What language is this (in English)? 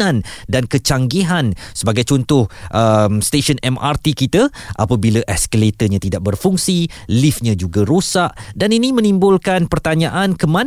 Malay